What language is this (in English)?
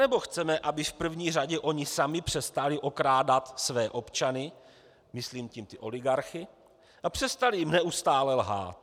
Czech